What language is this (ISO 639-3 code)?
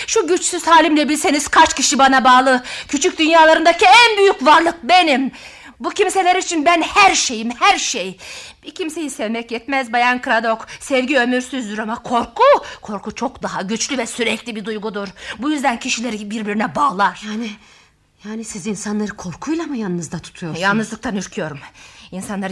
tur